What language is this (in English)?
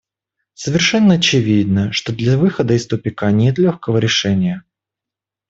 Russian